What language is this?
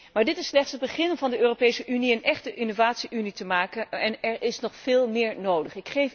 Dutch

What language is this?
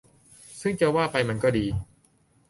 Thai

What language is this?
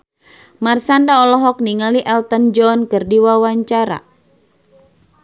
Sundanese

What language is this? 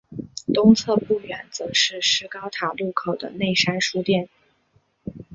Chinese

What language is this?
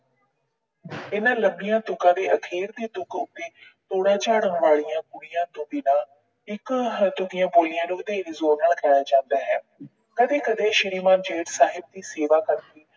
Punjabi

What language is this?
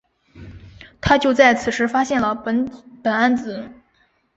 Chinese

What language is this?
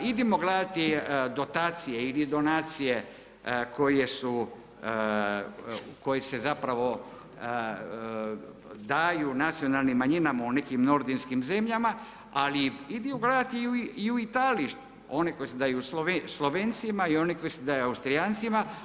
Croatian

